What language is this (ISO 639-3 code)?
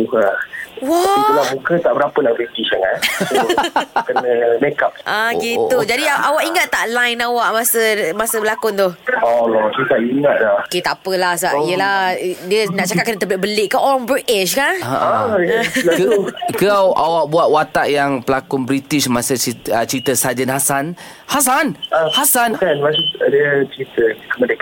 msa